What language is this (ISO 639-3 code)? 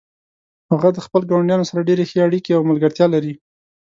pus